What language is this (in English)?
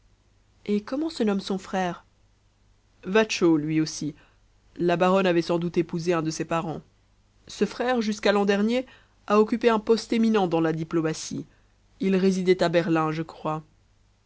French